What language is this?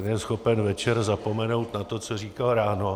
Czech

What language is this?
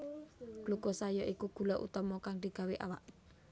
Javanese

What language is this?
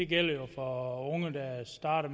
Danish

